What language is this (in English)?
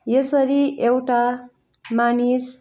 Nepali